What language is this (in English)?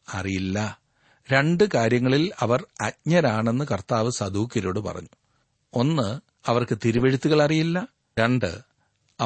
Malayalam